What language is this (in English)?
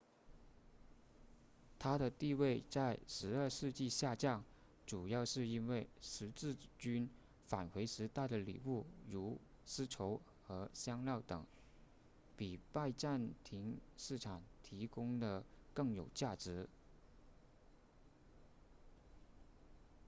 Chinese